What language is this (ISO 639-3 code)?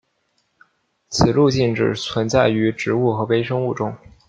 zho